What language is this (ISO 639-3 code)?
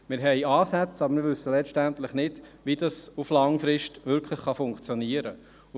gsw